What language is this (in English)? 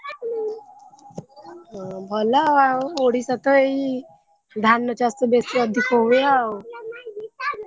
Odia